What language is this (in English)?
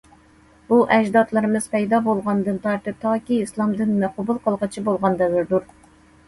Uyghur